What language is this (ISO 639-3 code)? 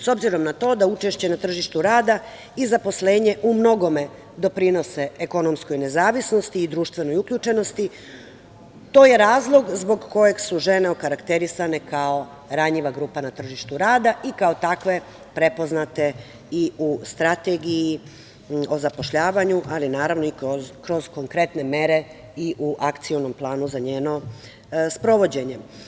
srp